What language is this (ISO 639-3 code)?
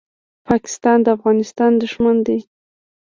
pus